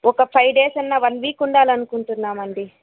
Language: Telugu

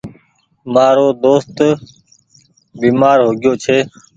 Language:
Goaria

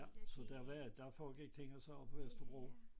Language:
Danish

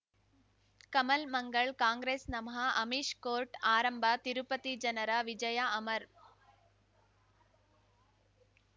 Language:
Kannada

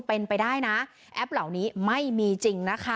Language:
Thai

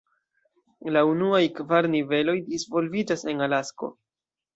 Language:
Esperanto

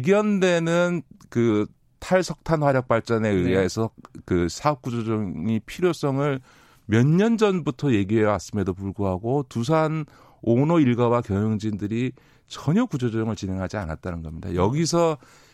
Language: Korean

